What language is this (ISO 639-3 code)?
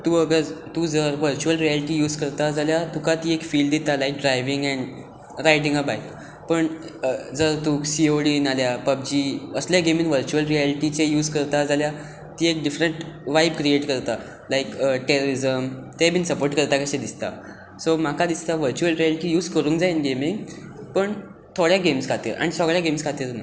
kok